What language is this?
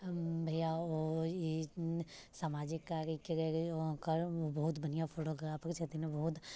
Maithili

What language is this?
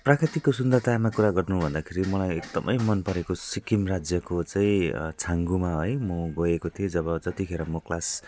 Nepali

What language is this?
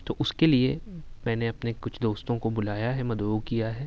Urdu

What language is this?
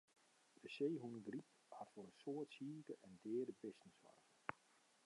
Western Frisian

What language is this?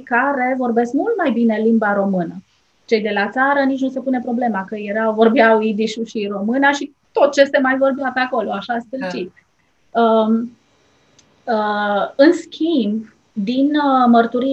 Romanian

